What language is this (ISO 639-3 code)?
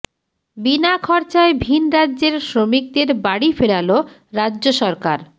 ben